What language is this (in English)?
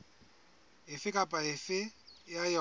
Southern Sotho